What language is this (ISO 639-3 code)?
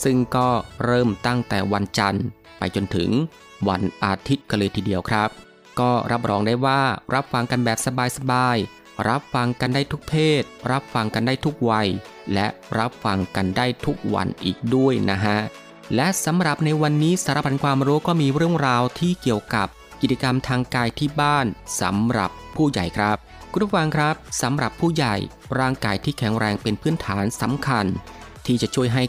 tha